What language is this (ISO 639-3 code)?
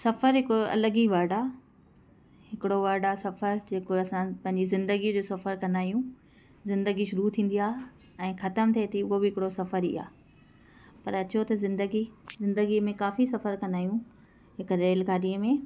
snd